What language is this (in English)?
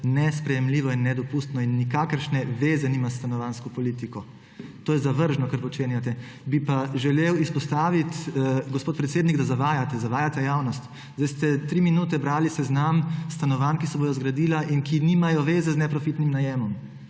Slovenian